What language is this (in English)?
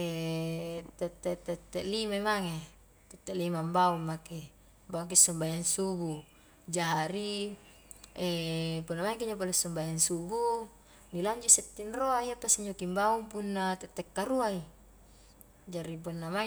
Highland Konjo